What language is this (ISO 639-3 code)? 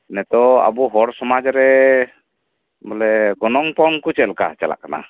sat